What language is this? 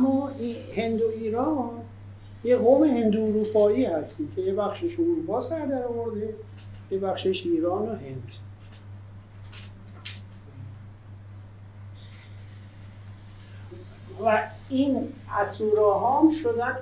Persian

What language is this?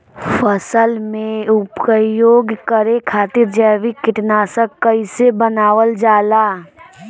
Bhojpuri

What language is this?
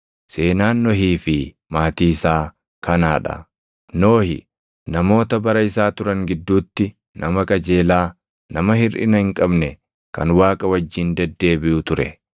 Oromo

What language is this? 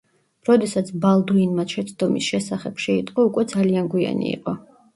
Georgian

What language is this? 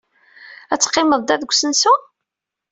Kabyle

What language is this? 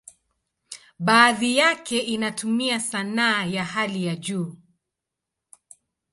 Swahili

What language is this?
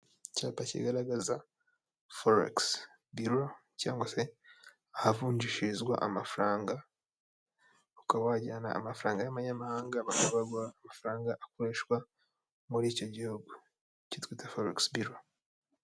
Kinyarwanda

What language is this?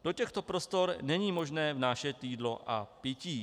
Czech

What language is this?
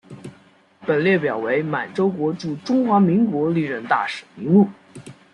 Chinese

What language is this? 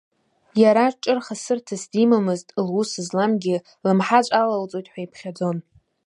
Abkhazian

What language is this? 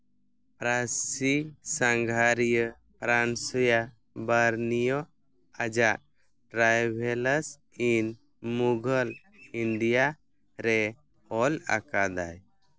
Santali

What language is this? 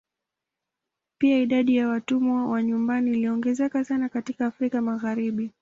Swahili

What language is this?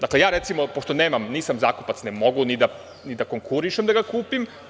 Serbian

